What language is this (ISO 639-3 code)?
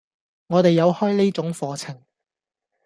yue